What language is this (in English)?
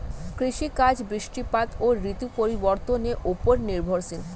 Bangla